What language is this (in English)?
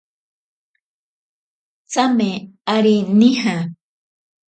Ashéninka Perené